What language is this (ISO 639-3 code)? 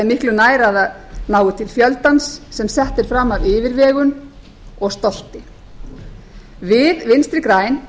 isl